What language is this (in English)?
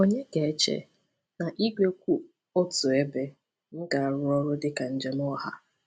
Igbo